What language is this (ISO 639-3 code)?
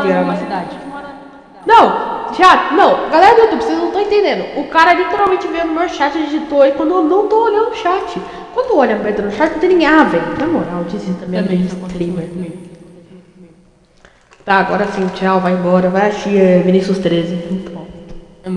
por